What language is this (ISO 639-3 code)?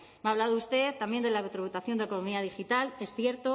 spa